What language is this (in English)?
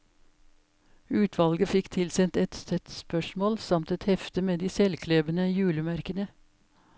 Norwegian